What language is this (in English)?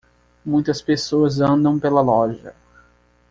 Portuguese